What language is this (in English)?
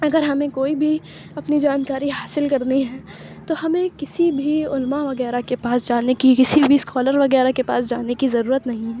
Urdu